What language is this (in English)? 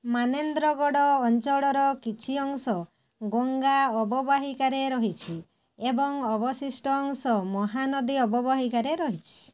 Odia